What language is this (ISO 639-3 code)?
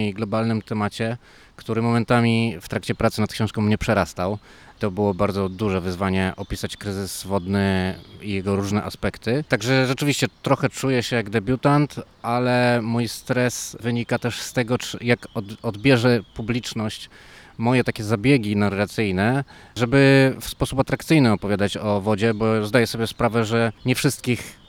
pol